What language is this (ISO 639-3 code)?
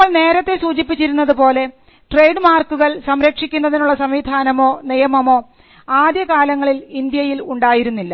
mal